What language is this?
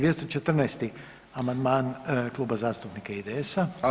Croatian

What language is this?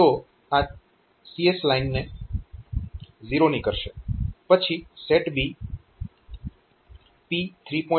Gujarati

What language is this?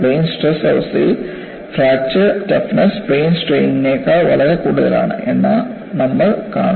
Malayalam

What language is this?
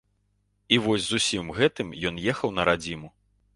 Belarusian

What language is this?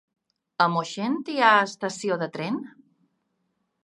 Catalan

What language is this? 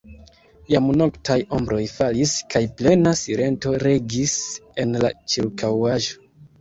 Esperanto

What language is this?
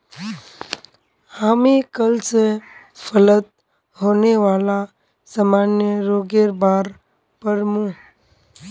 Magahi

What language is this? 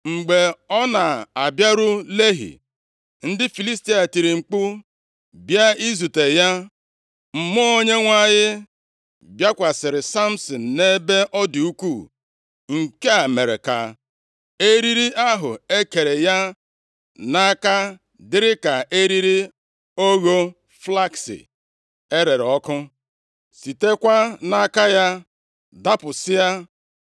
Igbo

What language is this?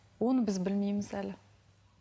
Kazakh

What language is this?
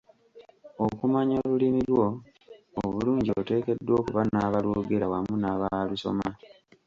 Ganda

